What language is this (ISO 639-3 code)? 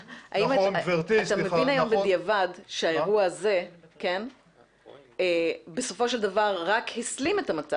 heb